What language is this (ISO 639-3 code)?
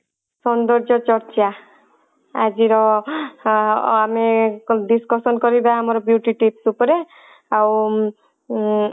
ori